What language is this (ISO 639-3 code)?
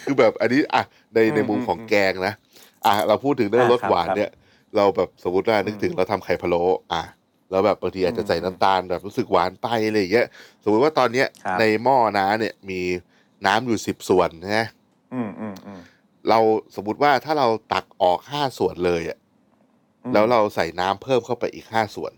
tha